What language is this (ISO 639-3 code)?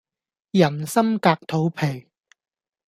yue